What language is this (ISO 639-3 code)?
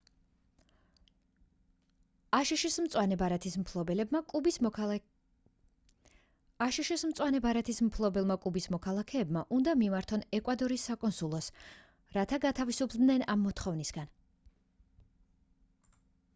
kat